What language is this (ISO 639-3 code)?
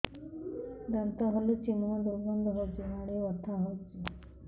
ori